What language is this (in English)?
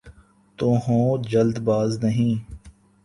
Urdu